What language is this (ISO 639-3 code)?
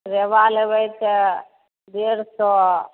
mai